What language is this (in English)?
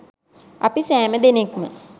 Sinhala